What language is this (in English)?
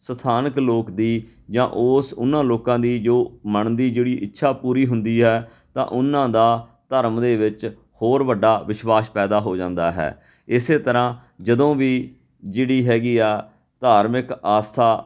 Punjabi